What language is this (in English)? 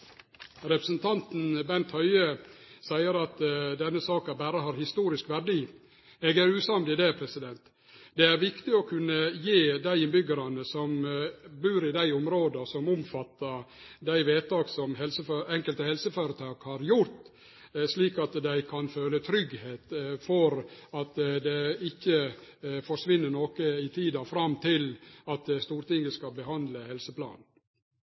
Norwegian Nynorsk